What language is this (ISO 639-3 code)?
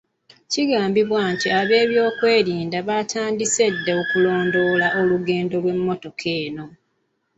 lug